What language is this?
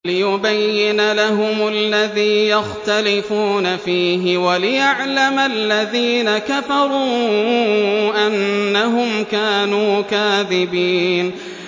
Arabic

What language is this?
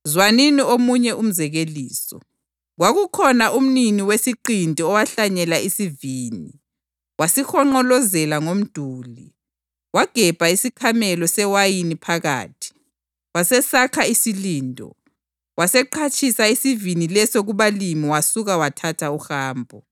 North Ndebele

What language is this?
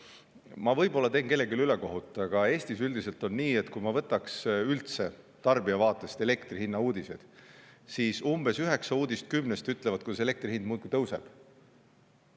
Estonian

